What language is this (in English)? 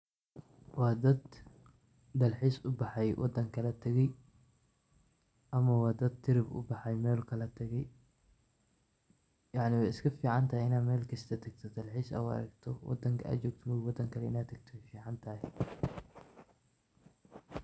Somali